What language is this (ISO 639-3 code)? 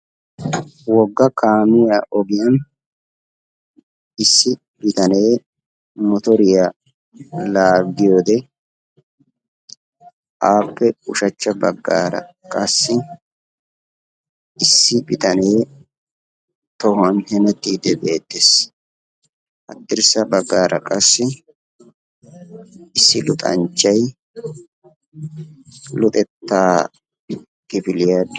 wal